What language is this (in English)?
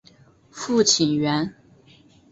Chinese